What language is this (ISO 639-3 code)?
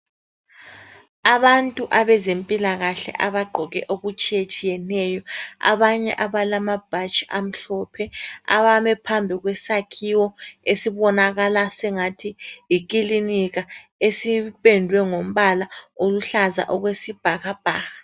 nde